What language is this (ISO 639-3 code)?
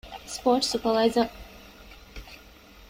div